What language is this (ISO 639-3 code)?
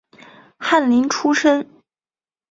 zho